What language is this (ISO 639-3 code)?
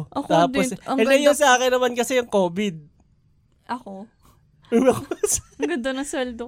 fil